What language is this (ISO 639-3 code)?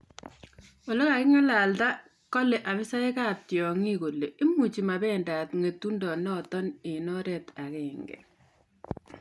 kln